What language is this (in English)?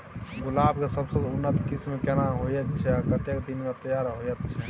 Maithili